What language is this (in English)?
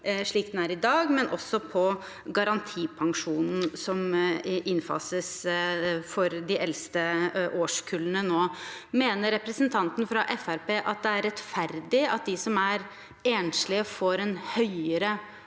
Norwegian